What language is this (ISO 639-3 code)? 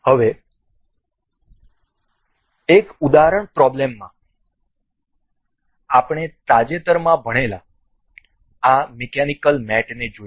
guj